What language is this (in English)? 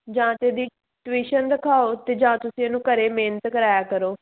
Punjabi